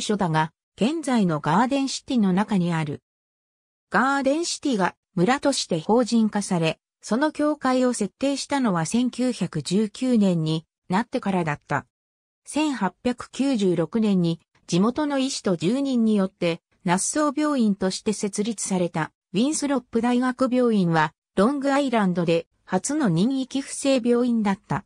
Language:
Japanese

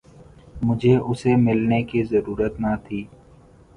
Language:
Urdu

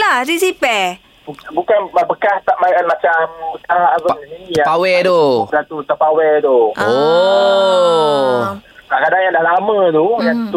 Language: Malay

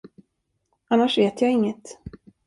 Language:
Swedish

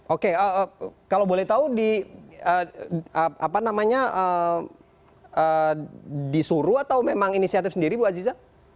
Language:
Indonesian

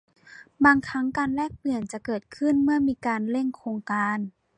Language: Thai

